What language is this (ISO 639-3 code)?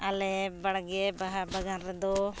sat